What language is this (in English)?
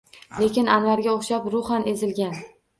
Uzbek